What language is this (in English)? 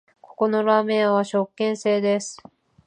Japanese